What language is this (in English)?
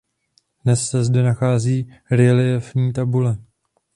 Czech